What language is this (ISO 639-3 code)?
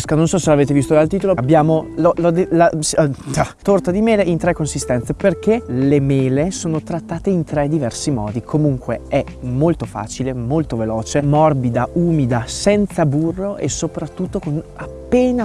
ita